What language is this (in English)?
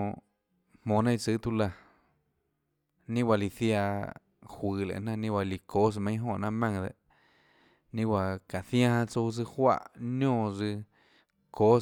Tlacoatzintepec Chinantec